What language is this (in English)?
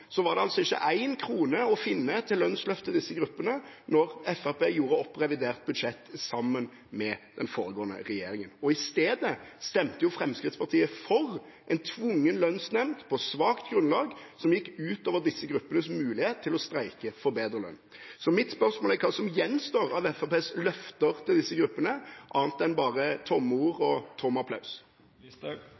Norwegian Bokmål